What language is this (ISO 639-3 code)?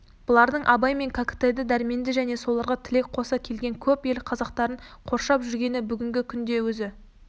kaz